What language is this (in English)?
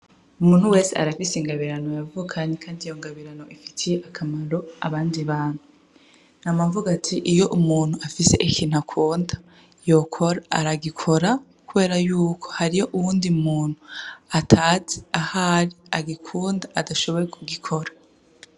Rundi